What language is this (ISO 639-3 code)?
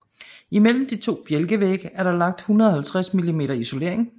dan